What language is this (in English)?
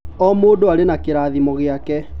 Kikuyu